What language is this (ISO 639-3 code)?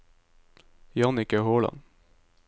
nor